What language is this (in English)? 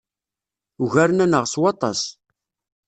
Kabyle